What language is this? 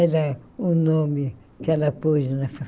Portuguese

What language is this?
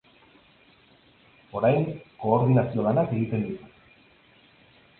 Basque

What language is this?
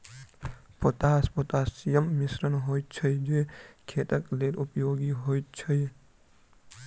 Maithili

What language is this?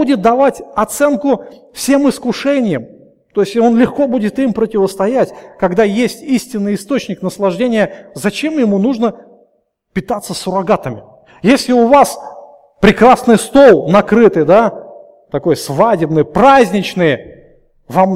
Russian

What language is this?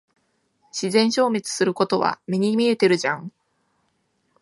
Japanese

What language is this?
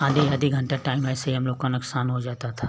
Hindi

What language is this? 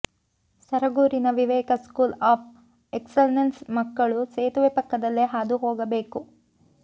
Kannada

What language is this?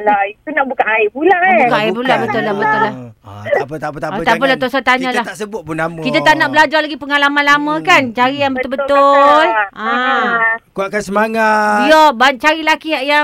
Malay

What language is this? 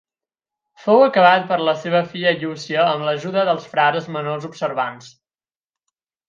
Catalan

